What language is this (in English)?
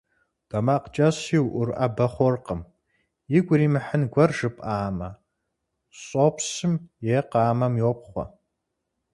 Kabardian